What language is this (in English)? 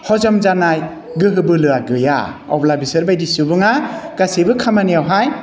Bodo